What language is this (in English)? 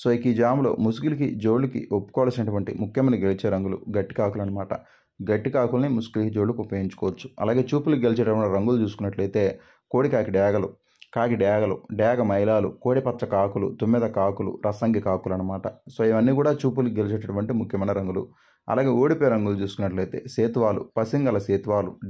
Telugu